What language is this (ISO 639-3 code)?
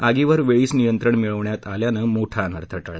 mar